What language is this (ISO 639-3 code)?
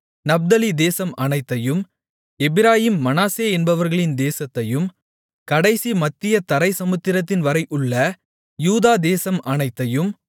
tam